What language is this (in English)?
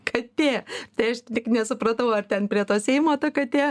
Lithuanian